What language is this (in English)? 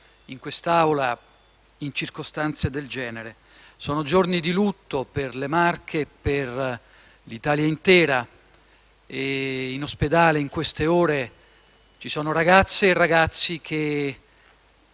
Italian